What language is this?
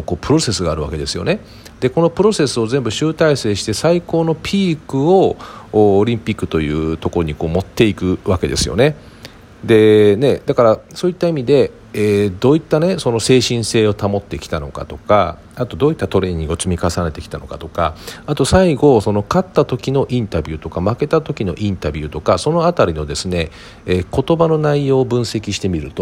Japanese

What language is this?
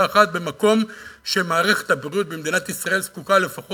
Hebrew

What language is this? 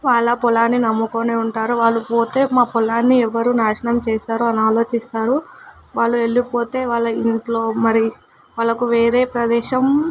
Telugu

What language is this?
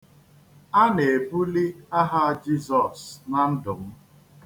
Igbo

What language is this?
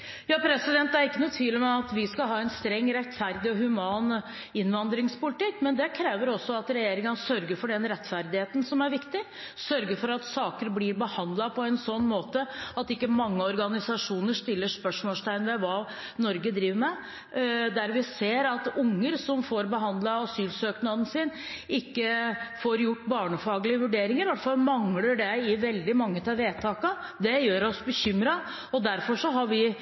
Norwegian Bokmål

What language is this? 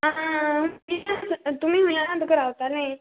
Konkani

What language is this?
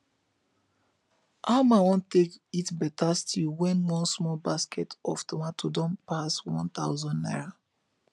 Nigerian Pidgin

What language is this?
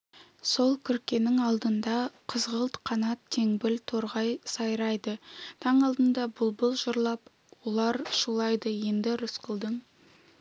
Kazakh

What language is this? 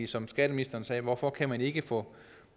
Danish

